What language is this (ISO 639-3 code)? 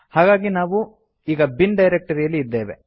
kan